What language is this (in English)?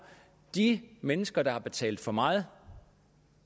Danish